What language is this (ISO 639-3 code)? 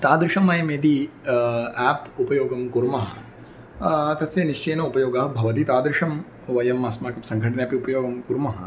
san